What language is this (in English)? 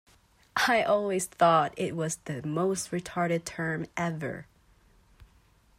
English